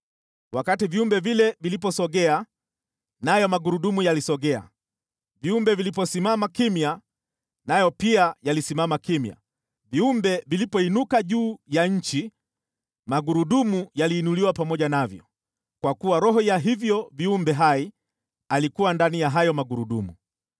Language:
Swahili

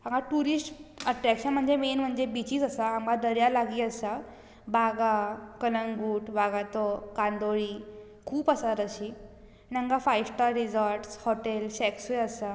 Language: Konkani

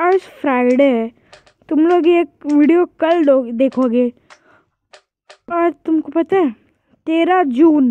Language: Hindi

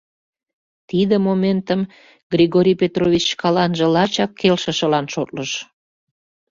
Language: Mari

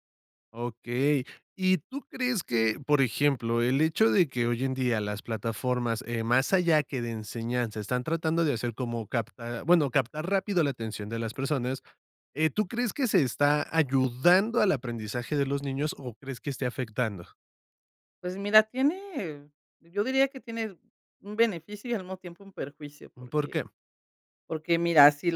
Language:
Spanish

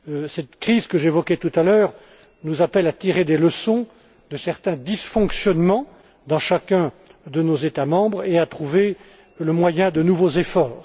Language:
French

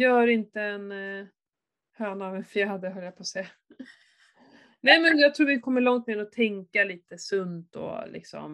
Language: Swedish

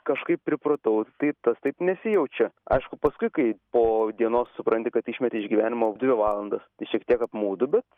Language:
Lithuanian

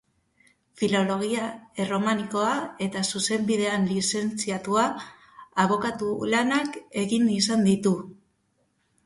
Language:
Basque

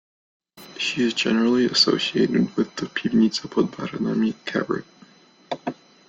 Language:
English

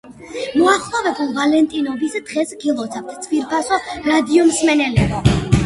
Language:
Georgian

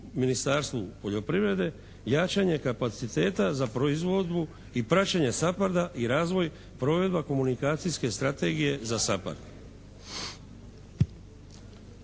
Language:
Croatian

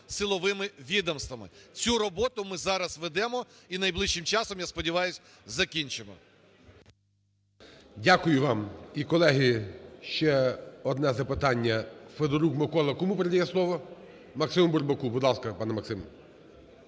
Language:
Ukrainian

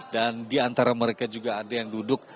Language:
Indonesian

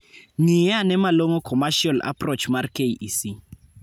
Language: Luo (Kenya and Tanzania)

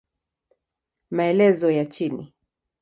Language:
Swahili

